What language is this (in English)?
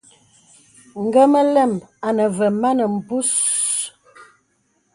Bebele